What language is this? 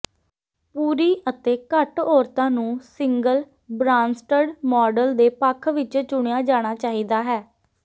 Punjabi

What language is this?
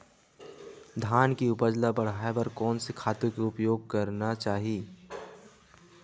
Chhattisgarhi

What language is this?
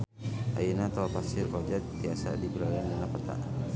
Sundanese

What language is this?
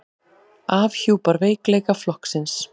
Icelandic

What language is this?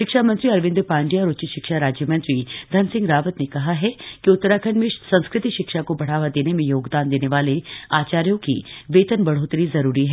Hindi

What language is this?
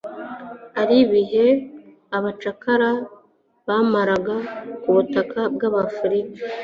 Kinyarwanda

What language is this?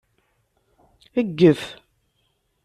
Kabyle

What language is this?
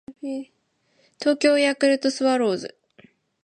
Japanese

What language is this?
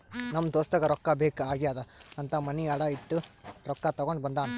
Kannada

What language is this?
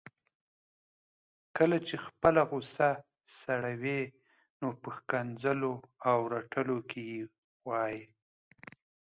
Pashto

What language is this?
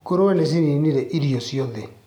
Kikuyu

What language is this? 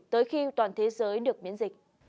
Vietnamese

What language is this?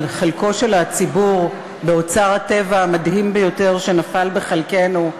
Hebrew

